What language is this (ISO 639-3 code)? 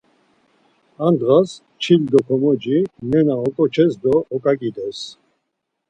lzz